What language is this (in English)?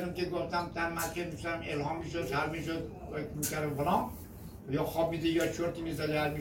Persian